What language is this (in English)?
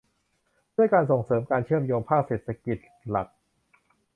Thai